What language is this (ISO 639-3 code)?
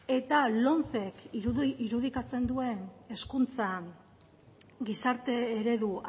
eus